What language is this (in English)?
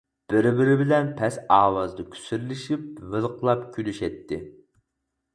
Uyghur